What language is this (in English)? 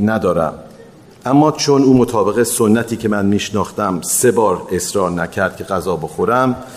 Persian